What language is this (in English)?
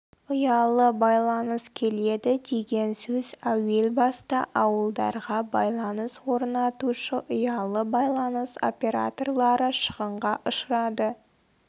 Kazakh